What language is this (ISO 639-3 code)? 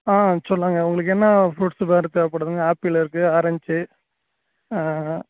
tam